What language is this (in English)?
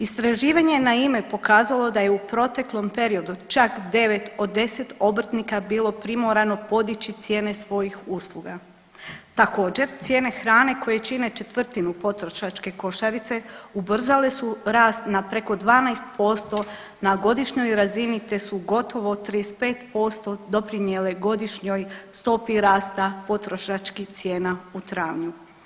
Croatian